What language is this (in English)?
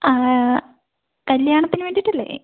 Malayalam